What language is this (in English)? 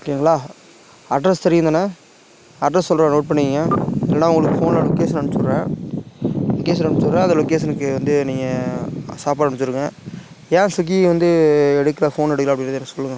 Tamil